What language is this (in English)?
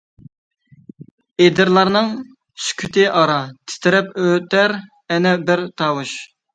Uyghur